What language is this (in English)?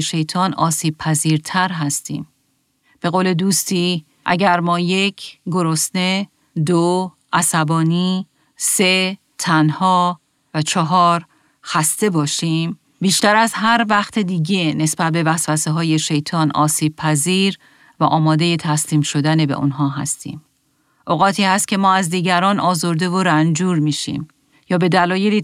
Persian